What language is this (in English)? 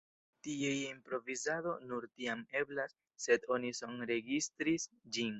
Esperanto